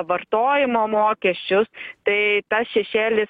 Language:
Lithuanian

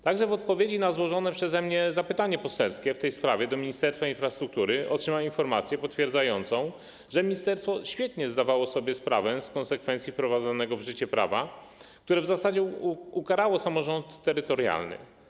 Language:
Polish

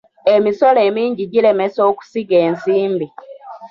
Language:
Ganda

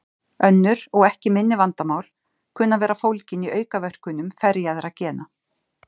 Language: Icelandic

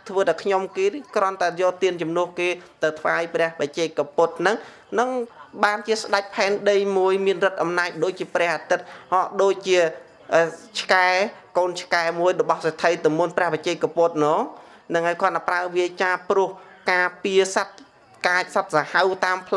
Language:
Vietnamese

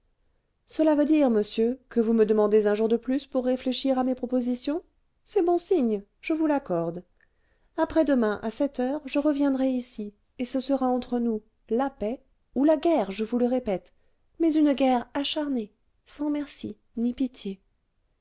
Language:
French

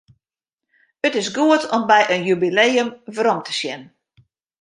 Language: Western Frisian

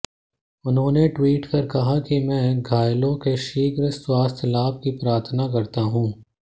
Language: Hindi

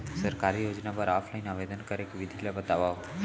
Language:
Chhattisgarhi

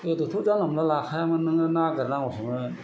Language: Bodo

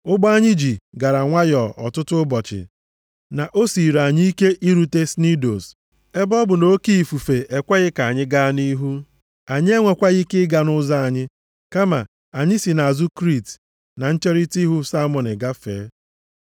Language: Igbo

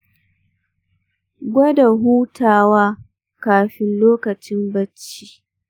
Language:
Hausa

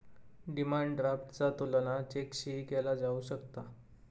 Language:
Marathi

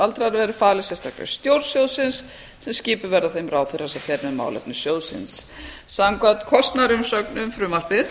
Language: Icelandic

